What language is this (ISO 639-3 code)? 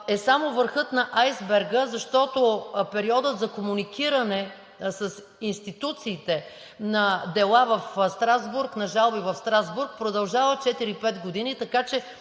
bul